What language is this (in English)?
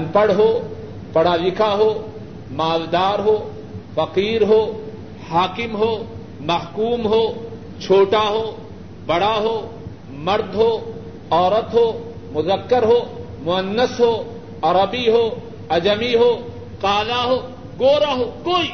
Urdu